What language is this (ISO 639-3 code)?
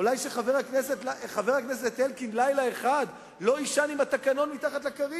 heb